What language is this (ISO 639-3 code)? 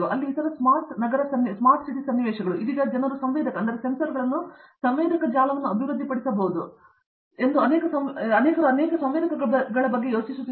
kan